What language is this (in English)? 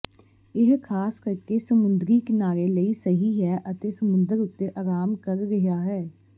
Punjabi